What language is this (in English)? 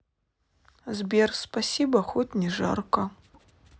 Russian